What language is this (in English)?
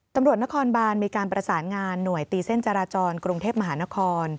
Thai